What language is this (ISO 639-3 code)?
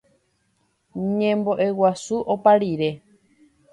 grn